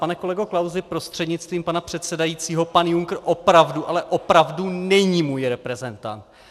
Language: Czech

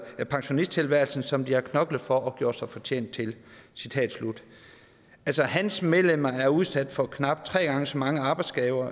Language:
Danish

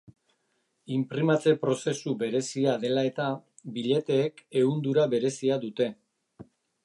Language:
Basque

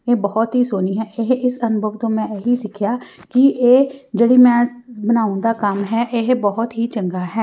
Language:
Punjabi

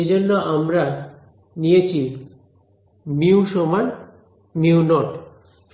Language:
Bangla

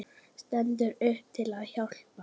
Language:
Icelandic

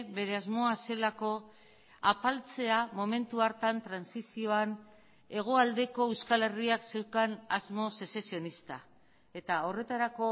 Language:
Basque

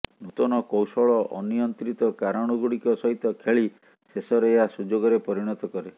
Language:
Odia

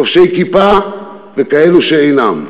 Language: Hebrew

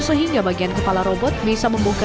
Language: Indonesian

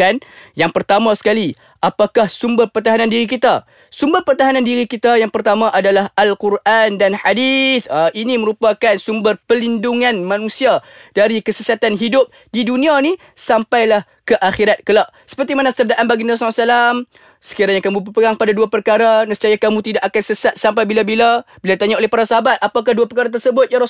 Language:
Malay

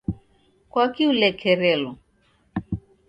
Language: Taita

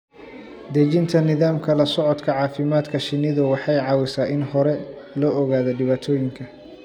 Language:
Somali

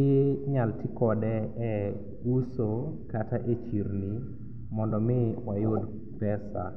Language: Luo (Kenya and Tanzania)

